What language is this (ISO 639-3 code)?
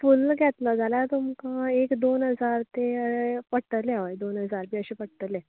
kok